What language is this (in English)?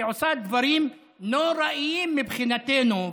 Hebrew